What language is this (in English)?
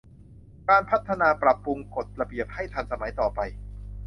Thai